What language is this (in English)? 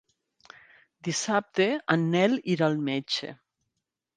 Catalan